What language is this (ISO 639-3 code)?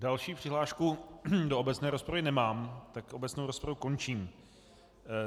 ces